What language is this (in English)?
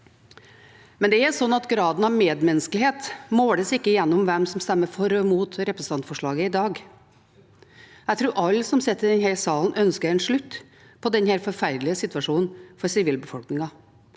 Norwegian